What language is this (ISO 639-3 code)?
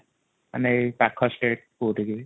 ori